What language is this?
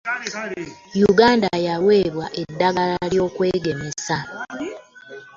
Ganda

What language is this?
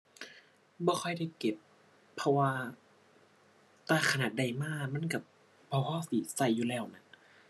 Thai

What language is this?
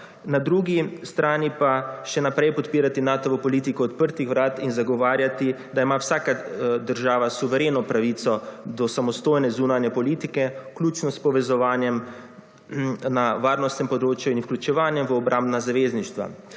Slovenian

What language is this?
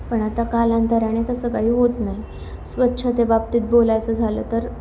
Marathi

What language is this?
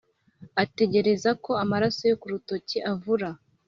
Kinyarwanda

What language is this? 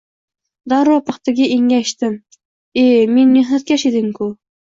Uzbek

